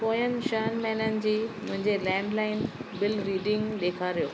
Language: Sindhi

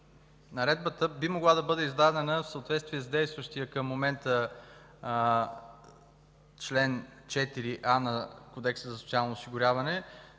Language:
Bulgarian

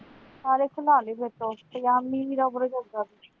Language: Punjabi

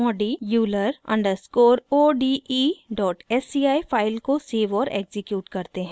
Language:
Hindi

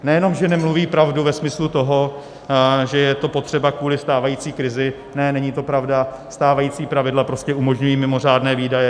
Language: Czech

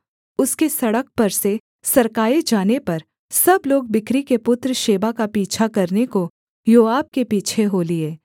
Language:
Hindi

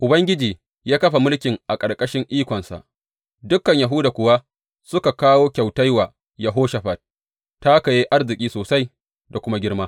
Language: Hausa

